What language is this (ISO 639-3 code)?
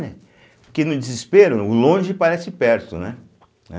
por